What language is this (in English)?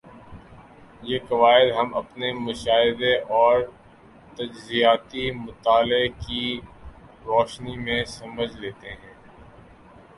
Urdu